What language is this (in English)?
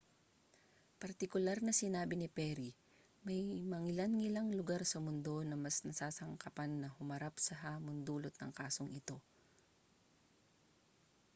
Filipino